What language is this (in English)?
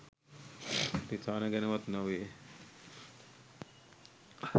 Sinhala